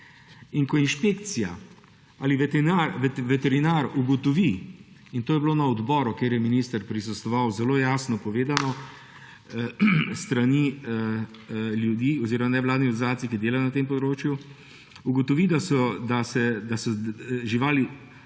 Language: Slovenian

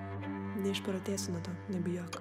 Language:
Lithuanian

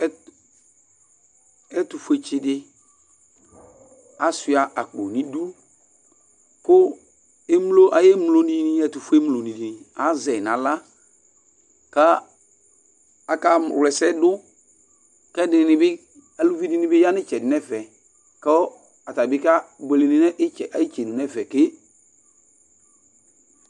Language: Ikposo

